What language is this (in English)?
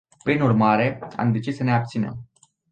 Romanian